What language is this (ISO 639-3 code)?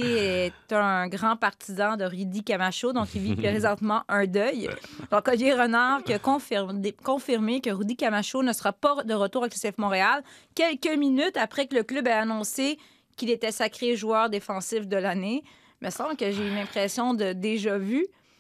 fra